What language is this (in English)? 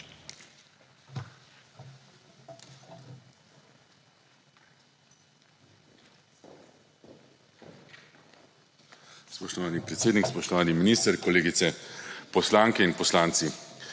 Slovenian